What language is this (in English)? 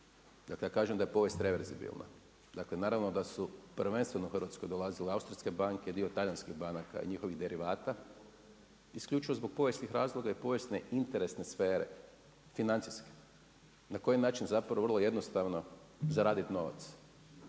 Croatian